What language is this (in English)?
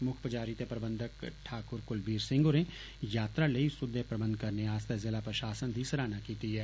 Dogri